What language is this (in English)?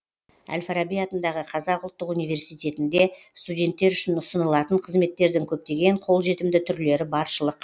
Kazakh